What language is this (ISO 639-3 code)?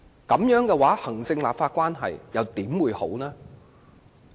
yue